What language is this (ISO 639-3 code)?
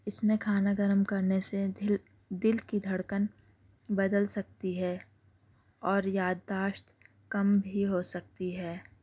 urd